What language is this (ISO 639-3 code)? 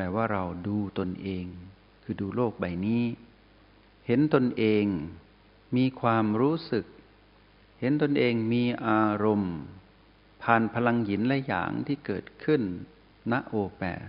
tha